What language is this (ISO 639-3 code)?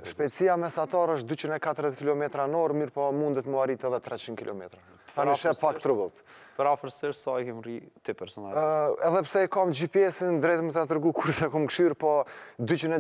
ron